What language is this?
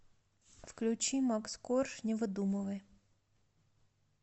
Russian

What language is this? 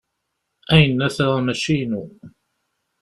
Kabyle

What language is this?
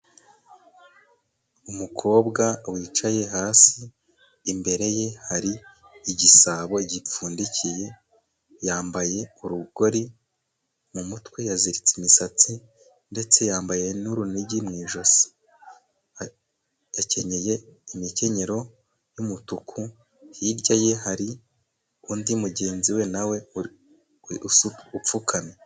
Kinyarwanda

